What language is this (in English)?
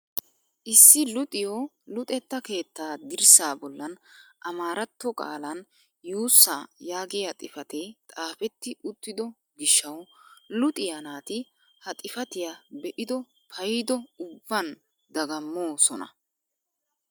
Wolaytta